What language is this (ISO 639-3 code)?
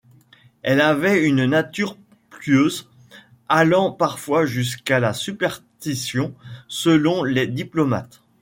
fra